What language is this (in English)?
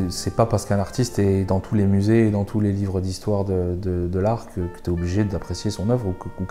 French